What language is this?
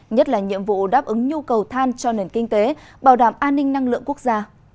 Vietnamese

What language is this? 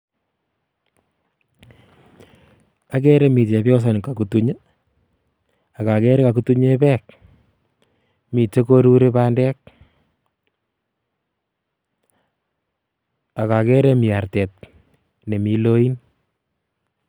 Kalenjin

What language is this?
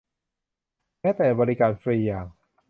Thai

